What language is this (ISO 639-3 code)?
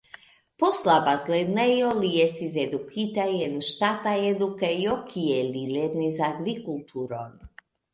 epo